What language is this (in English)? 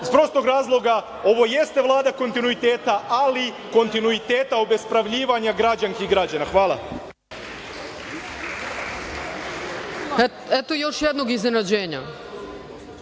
Serbian